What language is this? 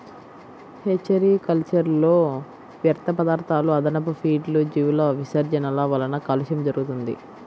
Telugu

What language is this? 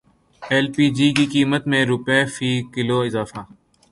Urdu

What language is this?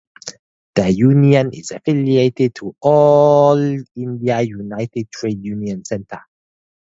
English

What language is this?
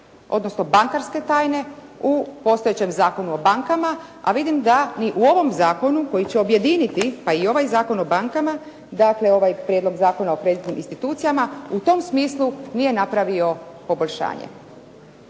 Croatian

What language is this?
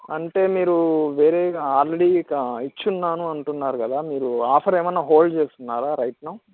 Telugu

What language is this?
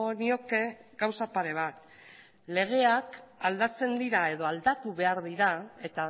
Basque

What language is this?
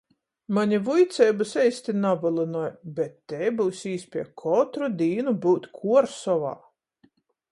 Latgalian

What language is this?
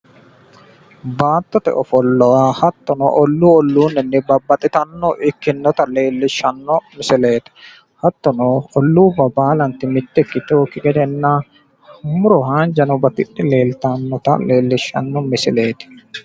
Sidamo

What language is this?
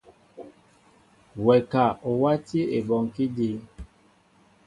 Mbo (Cameroon)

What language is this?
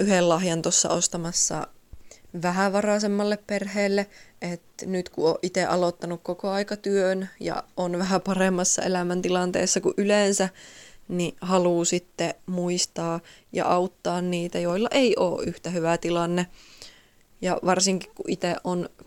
Finnish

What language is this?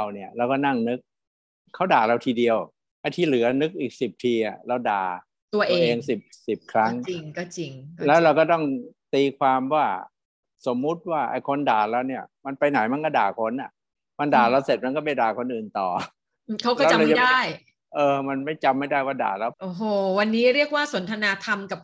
Thai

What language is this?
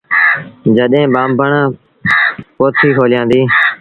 Sindhi Bhil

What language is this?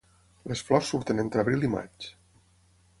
Catalan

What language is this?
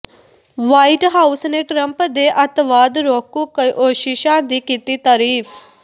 Punjabi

